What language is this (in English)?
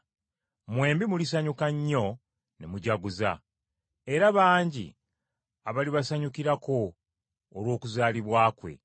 Ganda